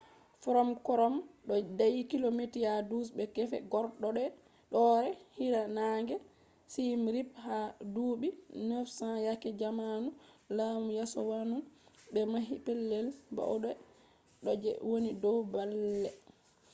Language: Fula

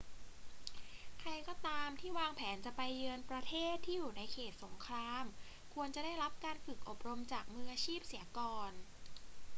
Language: Thai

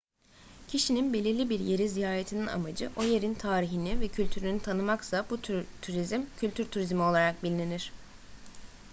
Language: Turkish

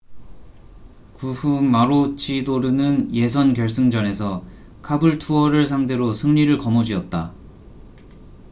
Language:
Korean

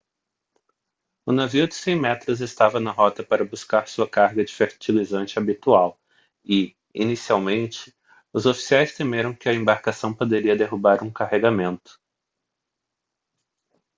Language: Portuguese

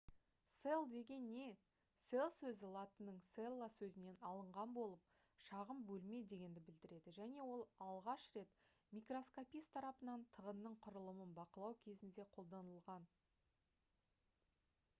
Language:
Kazakh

